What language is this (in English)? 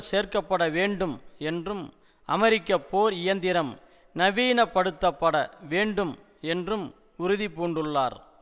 Tamil